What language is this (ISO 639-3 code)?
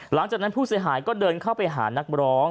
tha